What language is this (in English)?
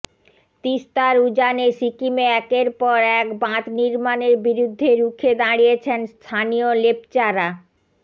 Bangla